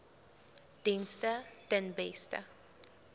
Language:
Afrikaans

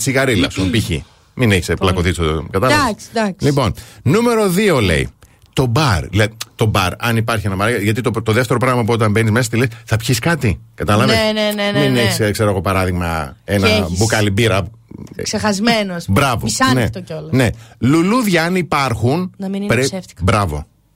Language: Greek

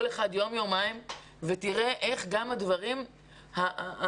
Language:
Hebrew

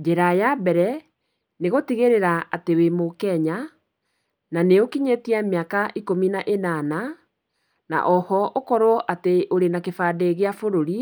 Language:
Kikuyu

